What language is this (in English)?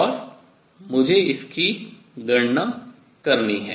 Hindi